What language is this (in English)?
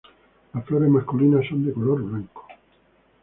Spanish